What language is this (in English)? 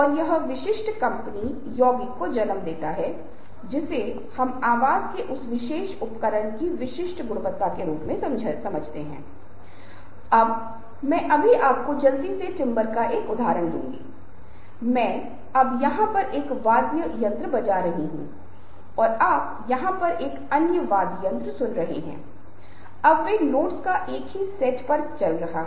Hindi